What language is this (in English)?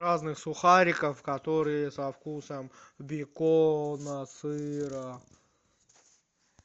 Russian